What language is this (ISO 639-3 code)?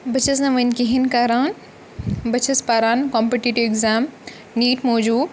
kas